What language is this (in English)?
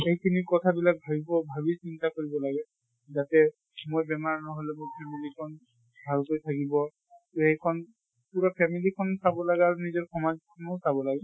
Assamese